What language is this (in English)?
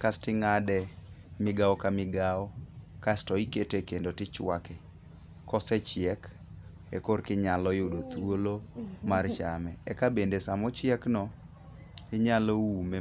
Luo (Kenya and Tanzania)